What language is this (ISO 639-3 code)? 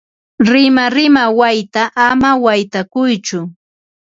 qva